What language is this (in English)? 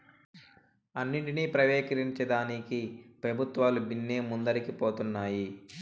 Telugu